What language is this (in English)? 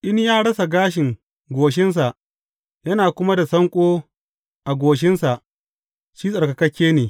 Hausa